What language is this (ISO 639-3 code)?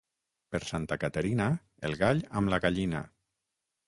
cat